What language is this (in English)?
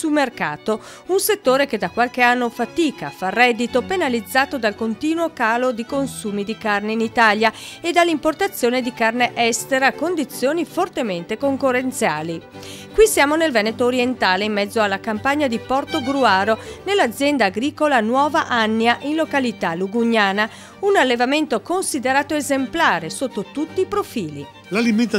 Italian